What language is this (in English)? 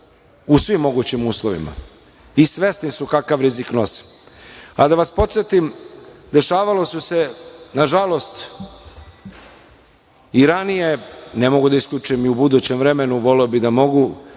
Serbian